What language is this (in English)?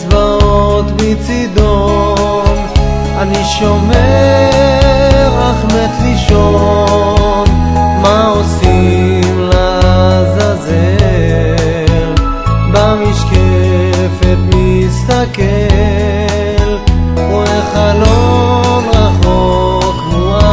Greek